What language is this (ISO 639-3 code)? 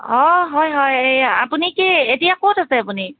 asm